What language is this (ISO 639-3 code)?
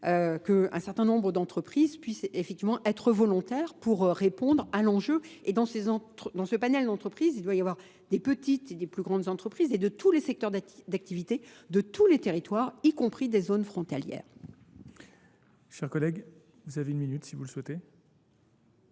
fra